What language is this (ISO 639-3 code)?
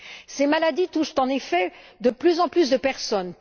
fra